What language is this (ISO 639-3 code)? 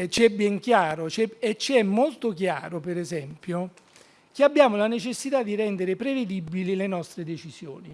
ita